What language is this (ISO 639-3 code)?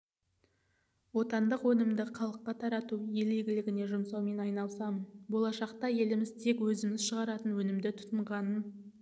kaz